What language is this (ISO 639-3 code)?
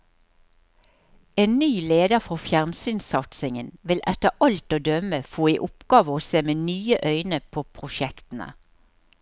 nor